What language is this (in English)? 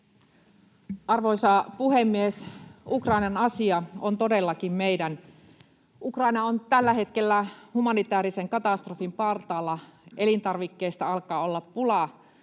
Finnish